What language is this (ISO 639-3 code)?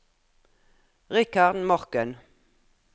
nor